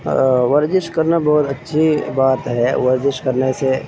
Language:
Urdu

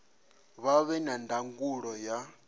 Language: Venda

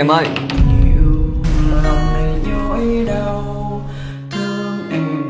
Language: Vietnamese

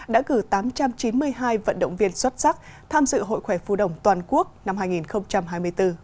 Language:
Vietnamese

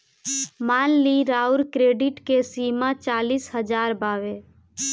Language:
Bhojpuri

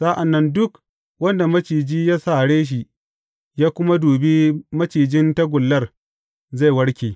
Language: Hausa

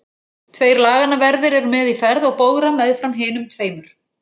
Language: Icelandic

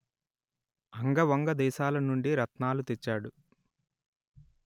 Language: Telugu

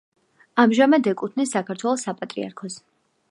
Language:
Georgian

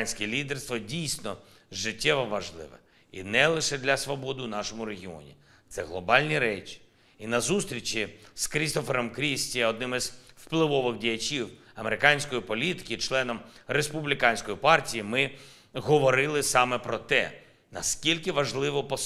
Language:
Ukrainian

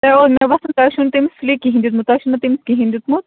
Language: Kashmiri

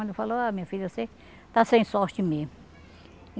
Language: Portuguese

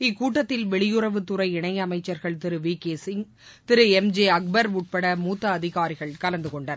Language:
Tamil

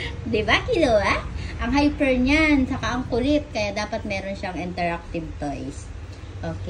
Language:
Filipino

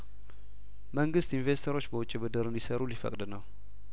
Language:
Amharic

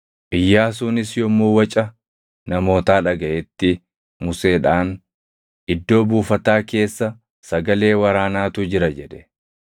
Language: Oromo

